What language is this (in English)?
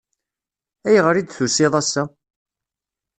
Kabyle